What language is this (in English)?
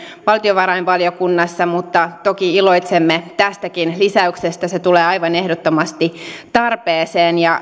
Finnish